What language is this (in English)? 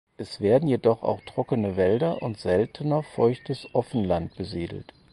German